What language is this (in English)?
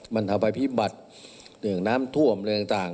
Thai